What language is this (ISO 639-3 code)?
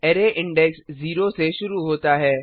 hin